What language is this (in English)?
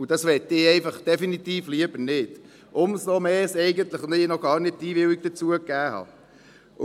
Swiss German